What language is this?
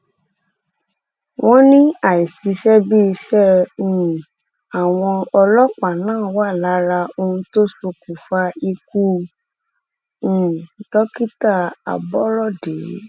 Yoruba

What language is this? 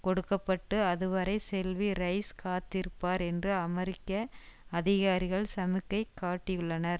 Tamil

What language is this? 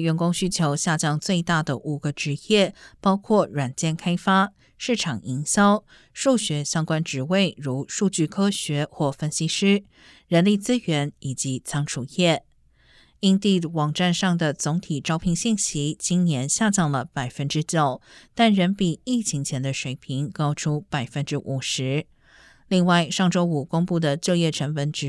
Chinese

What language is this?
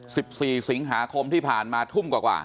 Thai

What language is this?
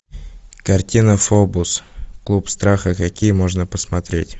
Russian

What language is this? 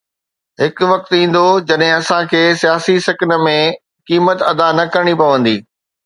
Sindhi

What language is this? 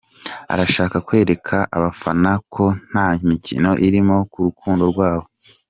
Kinyarwanda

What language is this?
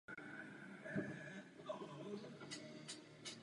Czech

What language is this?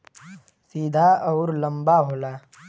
Bhojpuri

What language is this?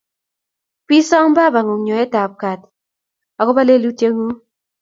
Kalenjin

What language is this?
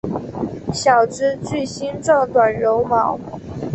Chinese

